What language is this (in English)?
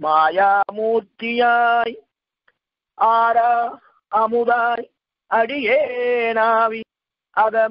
Hindi